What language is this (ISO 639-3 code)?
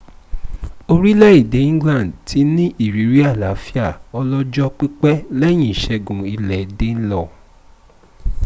yor